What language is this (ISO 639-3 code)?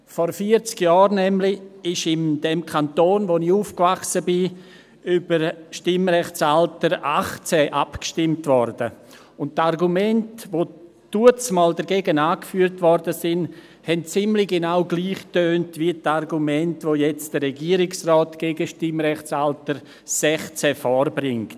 gsw